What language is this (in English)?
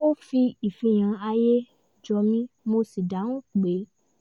Yoruba